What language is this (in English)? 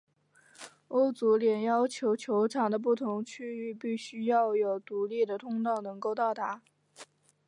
Chinese